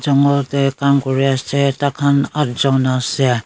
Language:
Naga Pidgin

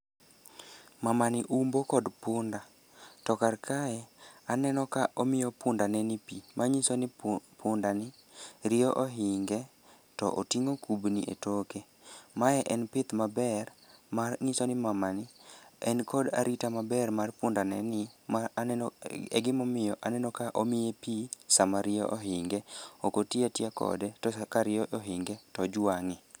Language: Luo (Kenya and Tanzania)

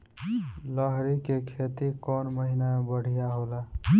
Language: Bhojpuri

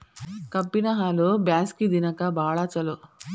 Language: Kannada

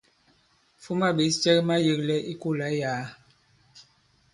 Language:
Bankon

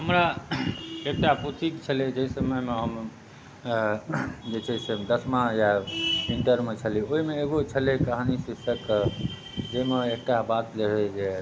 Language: Maithili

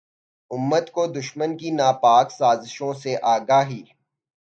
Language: Urdu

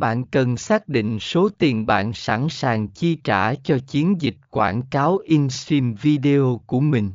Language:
Vietnamese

